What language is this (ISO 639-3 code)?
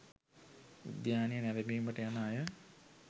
sin